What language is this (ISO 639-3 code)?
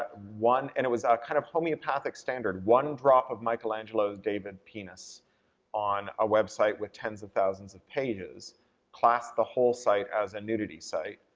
eng